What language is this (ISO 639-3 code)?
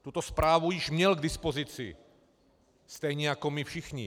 ces